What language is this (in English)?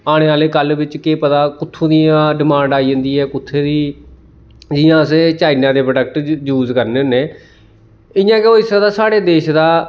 Dogri